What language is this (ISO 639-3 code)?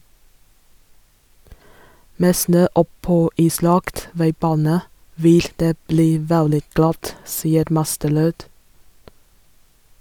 nor